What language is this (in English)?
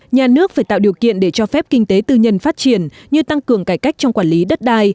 Vietnamese